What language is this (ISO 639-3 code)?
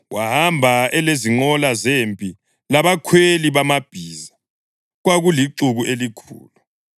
nde